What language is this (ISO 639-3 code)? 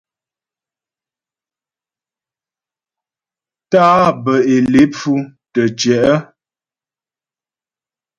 bbj